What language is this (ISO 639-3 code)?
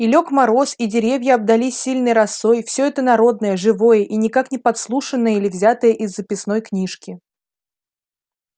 rus